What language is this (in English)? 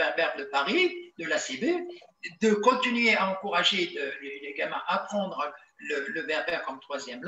French